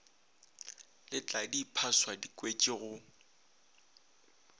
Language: Northern Sotho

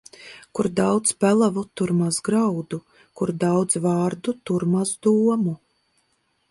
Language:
Latvian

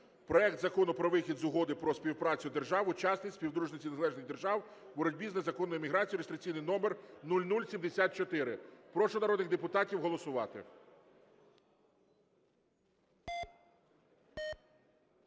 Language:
Ukrainian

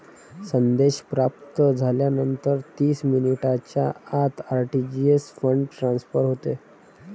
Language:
Marathi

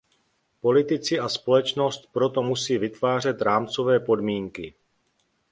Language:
Czech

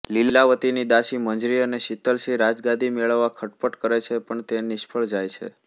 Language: Gujarati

